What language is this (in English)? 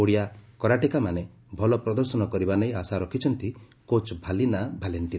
Odia